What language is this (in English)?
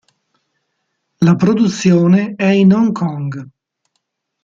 Italian